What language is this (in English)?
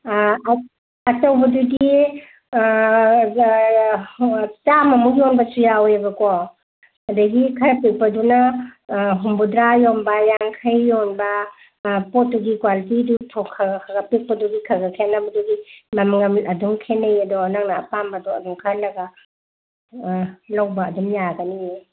Manipuri